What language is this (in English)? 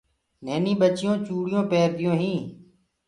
Gurgula